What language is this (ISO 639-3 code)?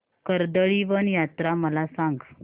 mar